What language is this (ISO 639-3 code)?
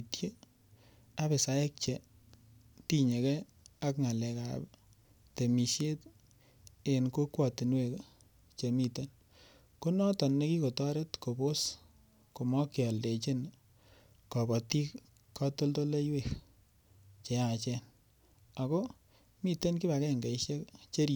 kln